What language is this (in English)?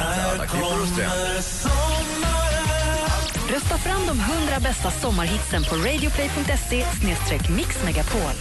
Swedish